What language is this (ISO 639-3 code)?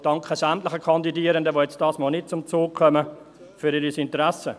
gsw